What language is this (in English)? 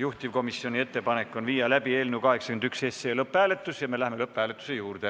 Estonian